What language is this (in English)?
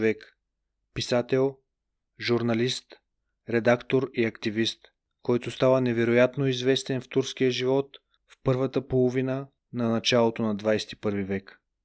Bulgarian